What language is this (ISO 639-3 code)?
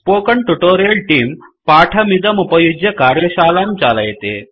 san